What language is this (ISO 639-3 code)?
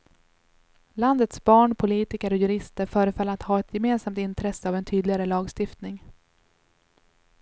swe